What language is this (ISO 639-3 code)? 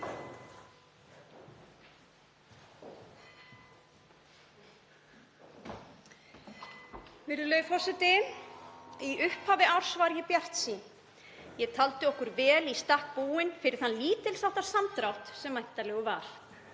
isl